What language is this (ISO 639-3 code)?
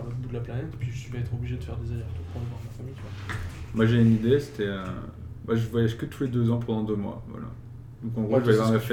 fra